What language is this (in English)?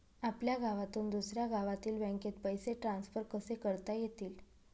Marathi